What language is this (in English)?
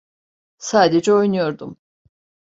Turkish